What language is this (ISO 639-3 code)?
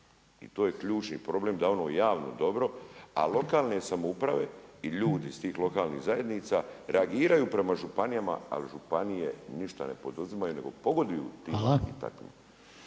hrv